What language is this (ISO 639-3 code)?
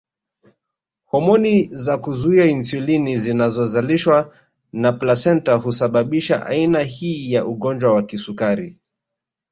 swa